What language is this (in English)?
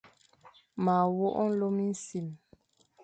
Fang